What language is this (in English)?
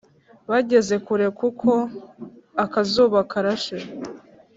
Kinyarwanda